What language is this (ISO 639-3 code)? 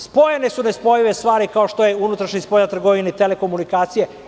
srp